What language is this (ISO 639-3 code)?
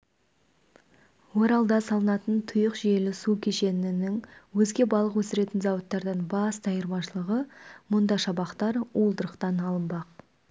kaz